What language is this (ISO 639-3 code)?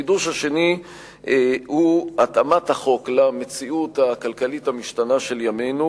heb